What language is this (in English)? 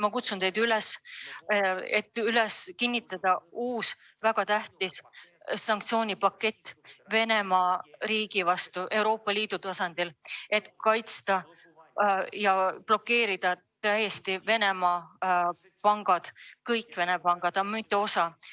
Estonian